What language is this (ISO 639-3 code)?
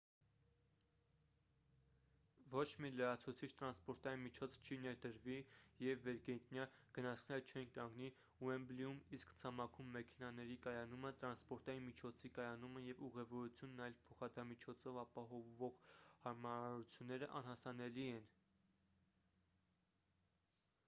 hye